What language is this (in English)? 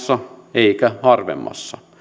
Finnish